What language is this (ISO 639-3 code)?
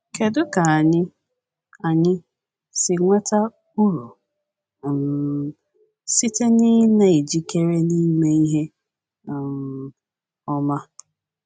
ibo